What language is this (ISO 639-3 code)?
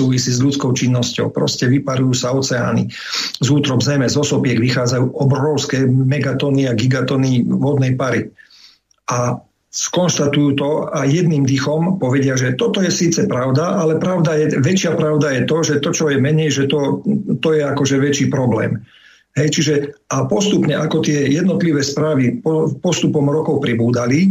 slk